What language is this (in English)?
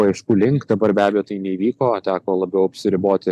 Lithuanian